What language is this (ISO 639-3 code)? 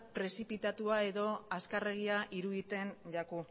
eus